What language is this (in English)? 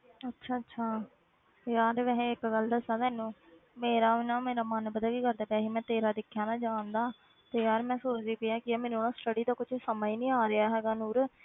Punjabi